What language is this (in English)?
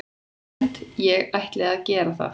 Icelandic